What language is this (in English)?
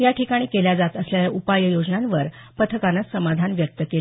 Marathi